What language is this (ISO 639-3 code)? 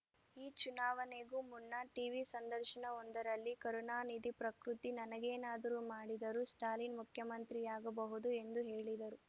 kan